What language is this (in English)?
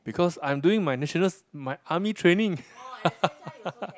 English